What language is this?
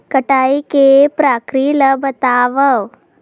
Chhattisgarhi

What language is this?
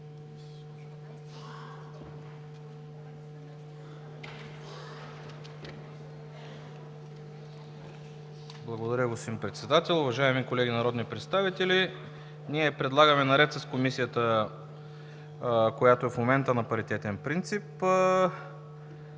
Bulgarian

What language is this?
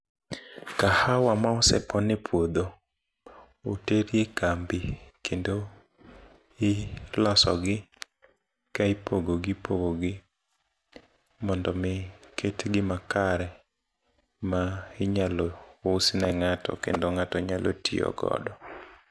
Luo (Kenya and Tanzania)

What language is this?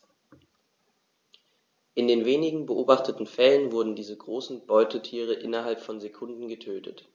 German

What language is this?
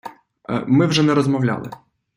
Ukrainian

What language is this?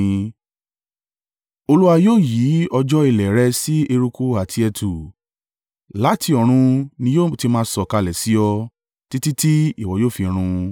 Yoruba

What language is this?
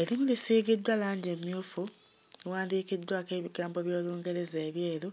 Ganda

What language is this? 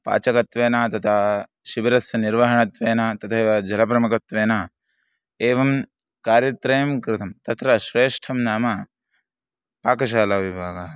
Sanskrit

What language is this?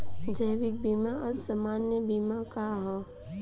Bhojpuri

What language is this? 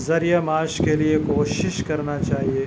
Urdu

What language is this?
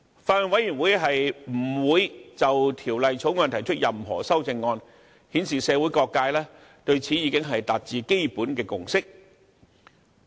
Cantonese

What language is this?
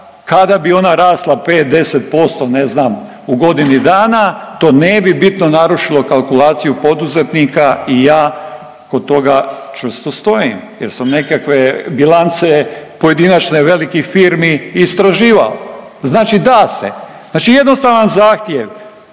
Croatian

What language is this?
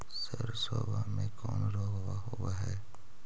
Magahi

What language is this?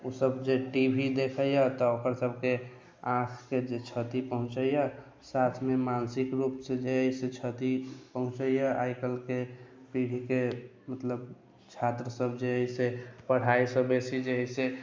Maithili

